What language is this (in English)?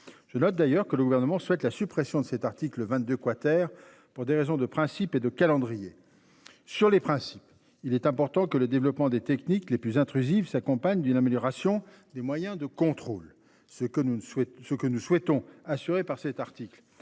French